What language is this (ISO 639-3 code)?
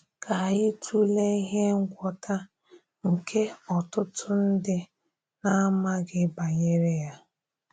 ibo